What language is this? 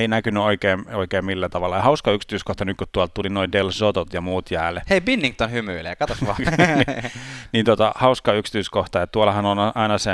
Finnish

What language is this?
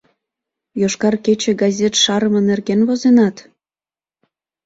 Mari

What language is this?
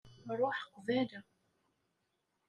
Kabyle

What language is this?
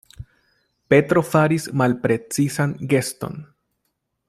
Esperanto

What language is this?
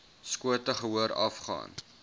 Afrikaans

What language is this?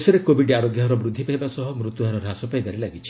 Odia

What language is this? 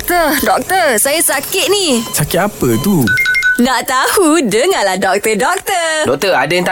Malay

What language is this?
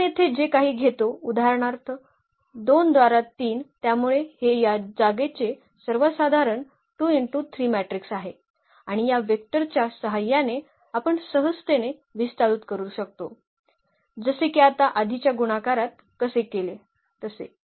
Marathi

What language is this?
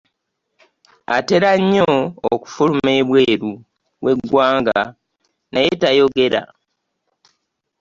Ganda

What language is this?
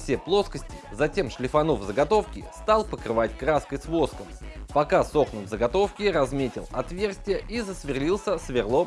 Russian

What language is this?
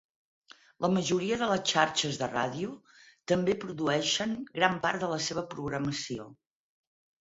Catalan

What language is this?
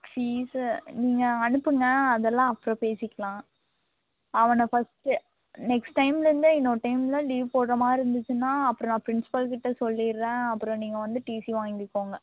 Tamil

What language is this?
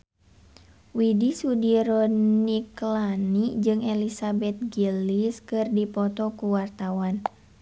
Sundanese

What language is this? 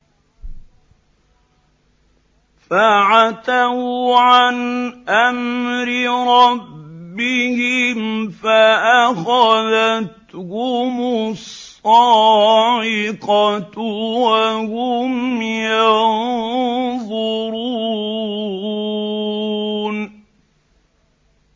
Arabic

